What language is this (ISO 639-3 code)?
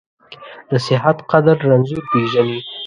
pus